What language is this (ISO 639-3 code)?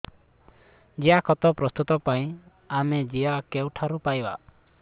ori